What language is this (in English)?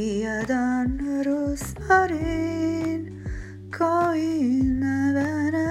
Croatian